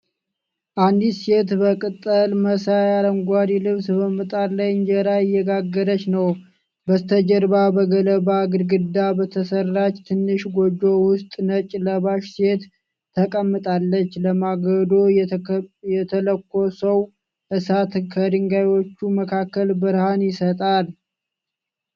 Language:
Amharic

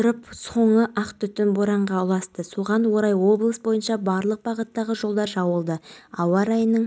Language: Kazakh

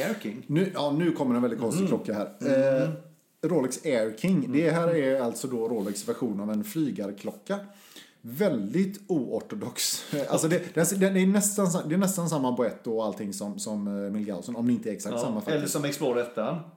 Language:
Swedish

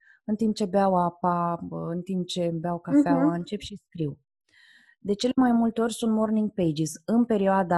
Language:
Romanian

